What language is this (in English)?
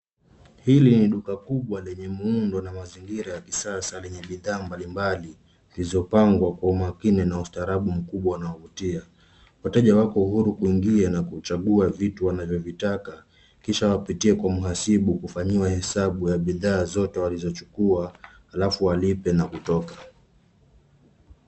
Swahili